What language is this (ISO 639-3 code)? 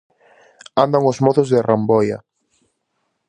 glg